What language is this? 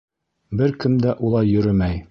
Bashkir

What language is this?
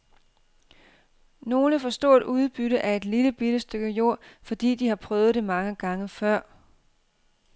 Danish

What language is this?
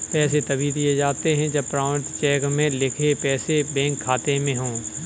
Hindi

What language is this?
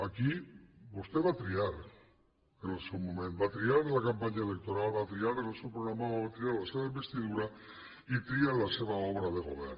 Catalan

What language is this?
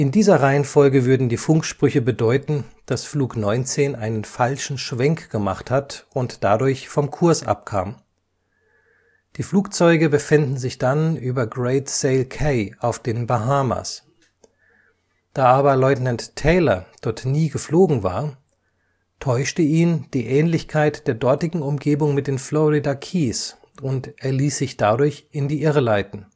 German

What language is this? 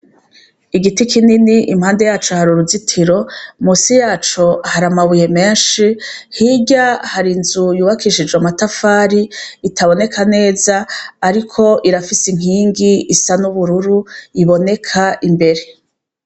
Rundi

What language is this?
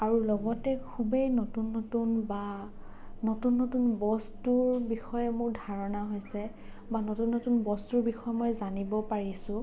Assamese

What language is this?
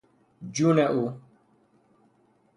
Persian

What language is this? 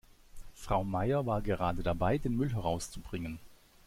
German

